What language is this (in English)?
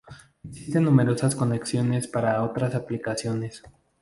Spanish